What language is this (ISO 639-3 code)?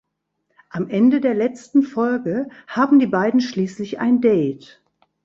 deu